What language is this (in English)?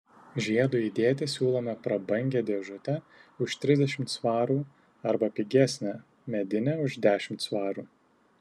Lithuanian